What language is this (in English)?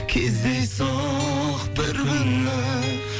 Kazakh